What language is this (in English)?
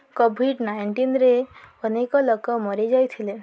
Odia